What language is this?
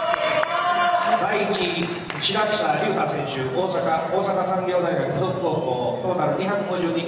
Japanese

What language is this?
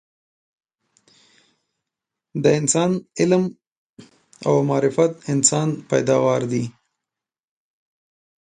Pashto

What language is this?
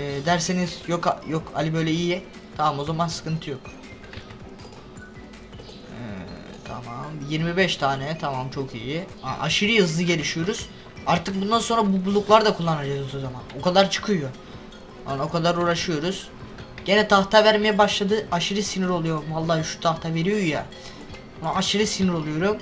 Turkish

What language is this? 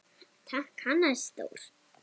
Icelandic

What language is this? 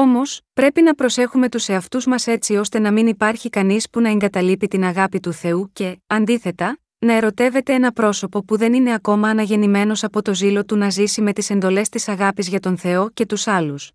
Greek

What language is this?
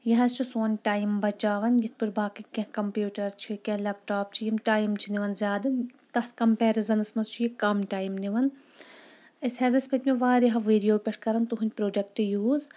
Kashmiri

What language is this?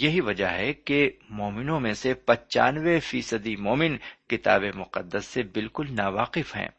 Urdu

